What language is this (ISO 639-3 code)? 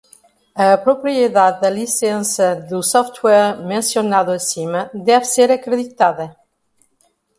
por